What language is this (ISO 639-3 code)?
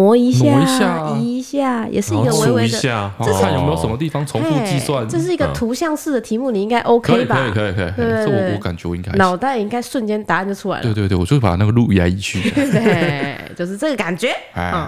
zho